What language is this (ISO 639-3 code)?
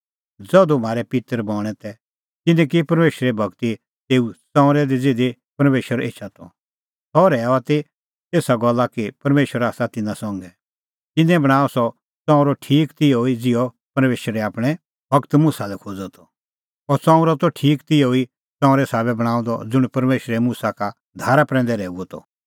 kfx